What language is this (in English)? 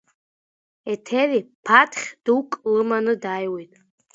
Abkhazian